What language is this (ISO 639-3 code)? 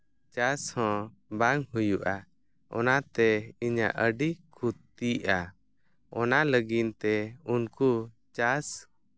sat